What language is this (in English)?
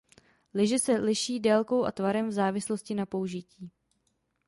Czech